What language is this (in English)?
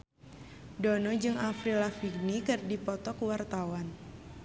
Sundanese